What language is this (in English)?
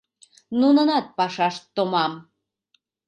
Mari